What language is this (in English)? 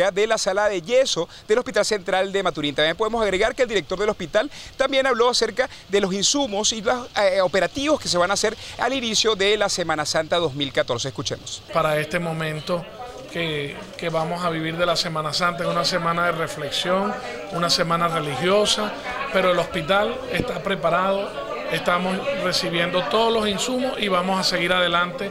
Spanish